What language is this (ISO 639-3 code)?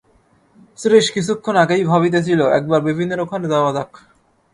ben